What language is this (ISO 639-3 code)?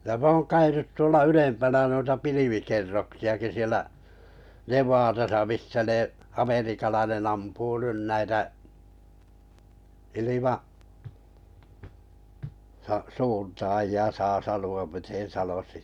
fin